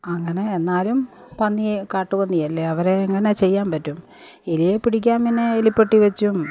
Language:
Malayalam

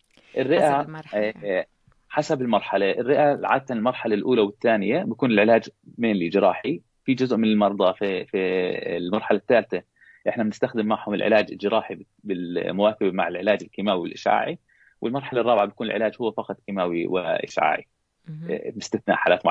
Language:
Arabic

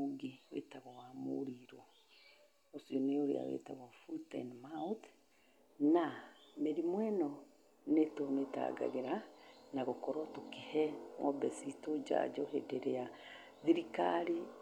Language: Kikuyu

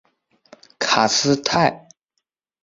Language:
Chinese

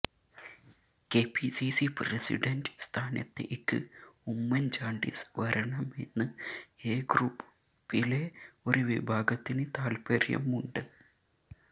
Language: Malayalam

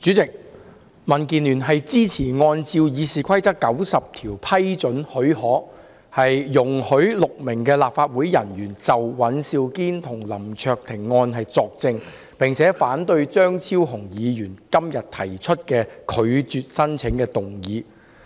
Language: Cantonese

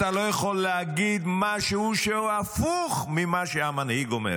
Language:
Hebrew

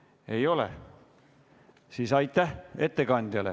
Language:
Estonian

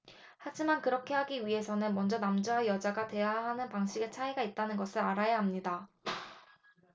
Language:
Korean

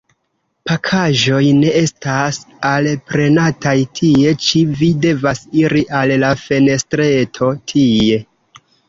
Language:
Esperanto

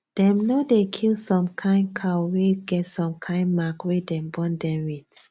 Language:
Nigerian Pidgin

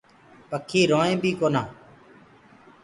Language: Gurgula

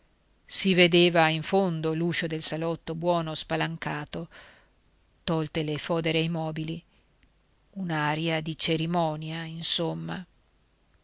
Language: Italian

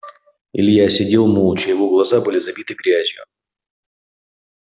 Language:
Russian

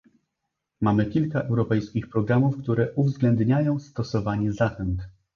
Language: Polish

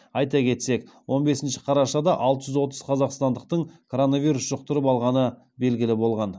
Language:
Kazakh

